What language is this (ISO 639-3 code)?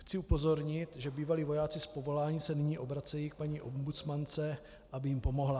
ces